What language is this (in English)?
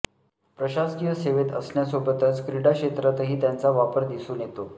Marathi